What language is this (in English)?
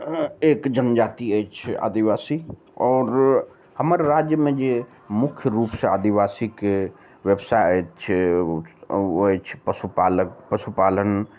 Maithili